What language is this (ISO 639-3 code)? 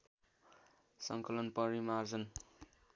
nep